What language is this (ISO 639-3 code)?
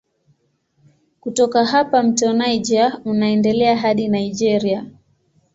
swa